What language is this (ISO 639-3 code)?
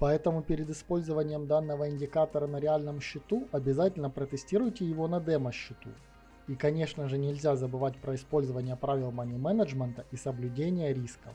rus